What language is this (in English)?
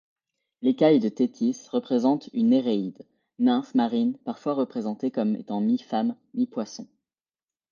French